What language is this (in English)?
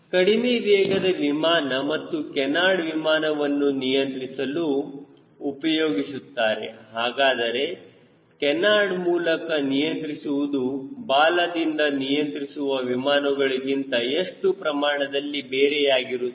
Kannada